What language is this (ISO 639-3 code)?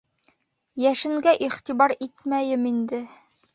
bak